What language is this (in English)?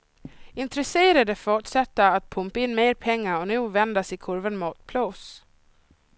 Swedish